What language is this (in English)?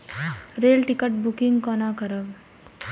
Maithili